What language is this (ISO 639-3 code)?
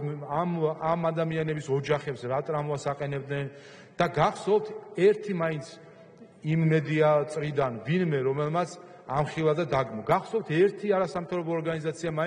ron